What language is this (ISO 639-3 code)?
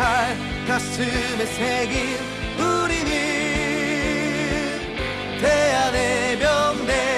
kor